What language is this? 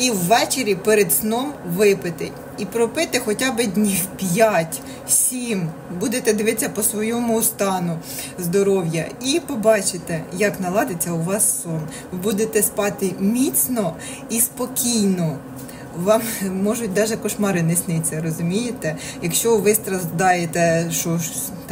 Ukrainian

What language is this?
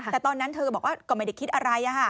Thai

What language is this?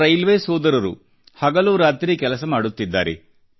Kannada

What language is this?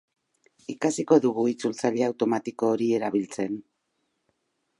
Basque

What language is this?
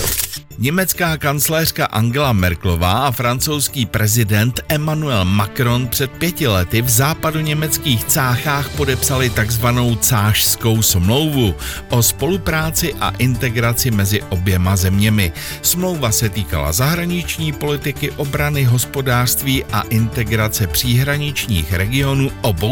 Czech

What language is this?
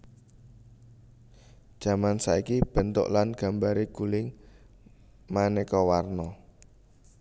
Javanese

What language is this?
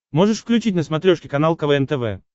Russian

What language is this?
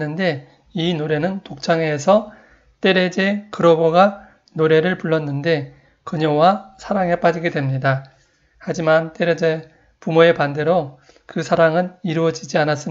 Korean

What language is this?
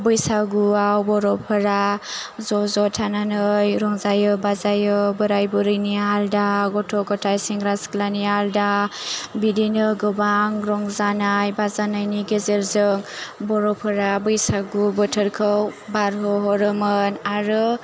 Bodo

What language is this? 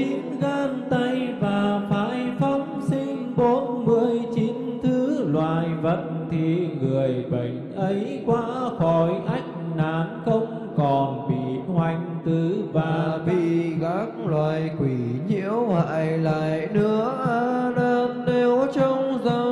Vietnamese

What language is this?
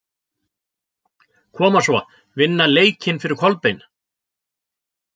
Icelandic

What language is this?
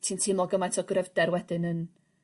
Welsh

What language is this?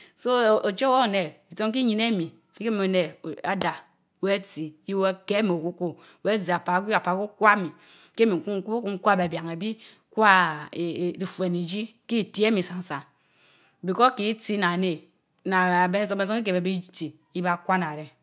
Mbe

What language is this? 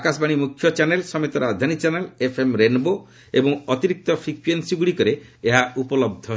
Odia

